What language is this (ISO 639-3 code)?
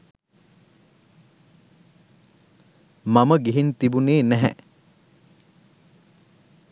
sin